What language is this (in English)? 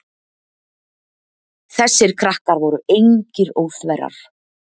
Icelandic